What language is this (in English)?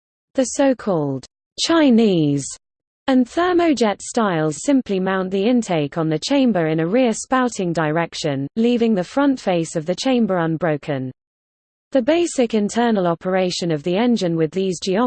English